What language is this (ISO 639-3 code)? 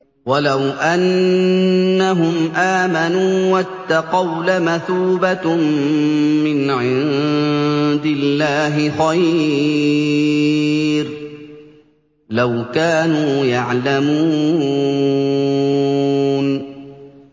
ara